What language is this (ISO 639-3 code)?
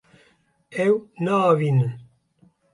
kur